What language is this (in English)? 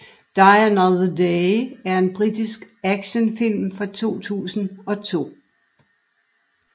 Danish